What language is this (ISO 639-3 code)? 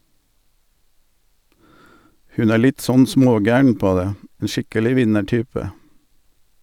nor